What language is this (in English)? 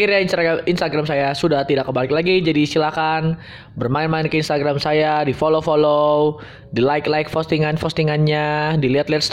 Indonesian